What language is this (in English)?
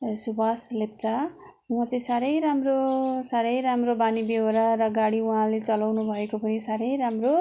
Nepali